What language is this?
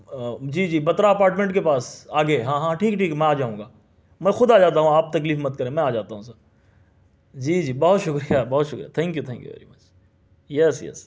Urdu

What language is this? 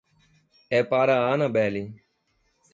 Portuguese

